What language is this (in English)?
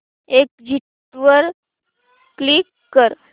Marathi